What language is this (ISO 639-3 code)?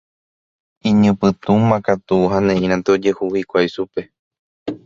grn